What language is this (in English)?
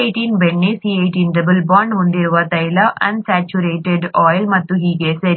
Kannada